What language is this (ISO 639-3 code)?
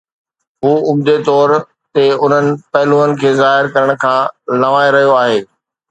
snd